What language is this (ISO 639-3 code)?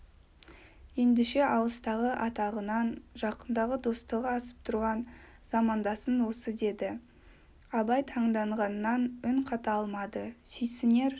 kaz